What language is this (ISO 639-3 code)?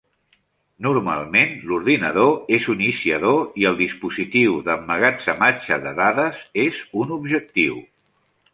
cat